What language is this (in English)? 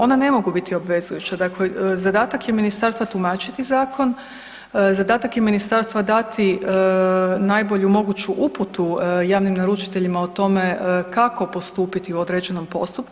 Croatian